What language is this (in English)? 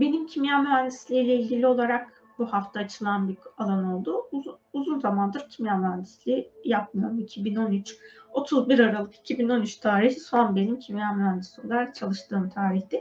Turkish